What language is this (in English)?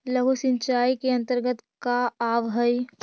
Magahi